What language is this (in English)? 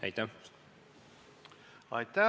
Estonian